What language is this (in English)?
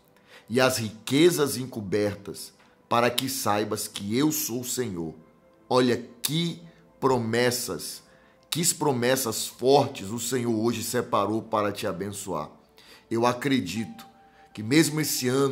Portuguese